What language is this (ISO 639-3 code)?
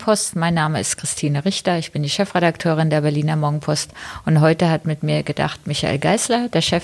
deu